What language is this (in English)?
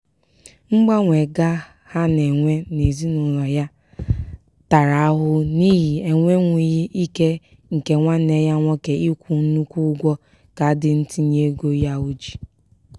Igbo